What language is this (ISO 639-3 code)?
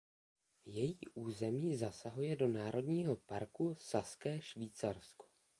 ces